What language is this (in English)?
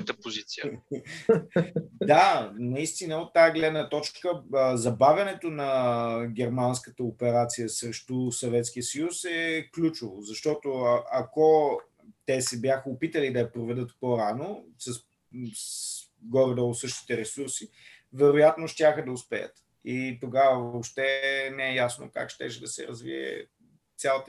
Bulgarian